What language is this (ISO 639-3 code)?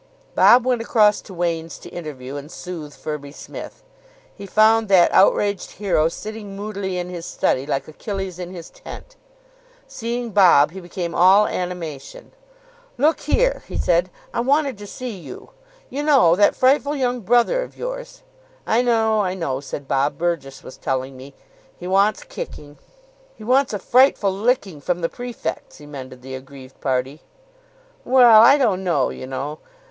eng